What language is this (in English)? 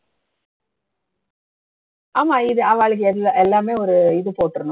Tamil